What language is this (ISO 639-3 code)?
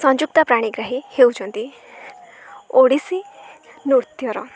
ori